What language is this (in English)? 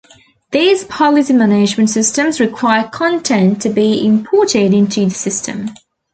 English